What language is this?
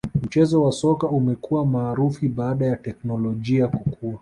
Swahili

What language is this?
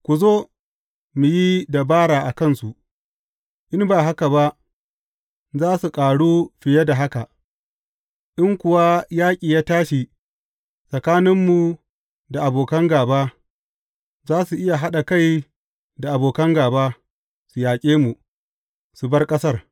Hausa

